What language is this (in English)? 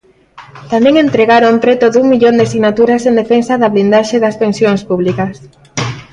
Galician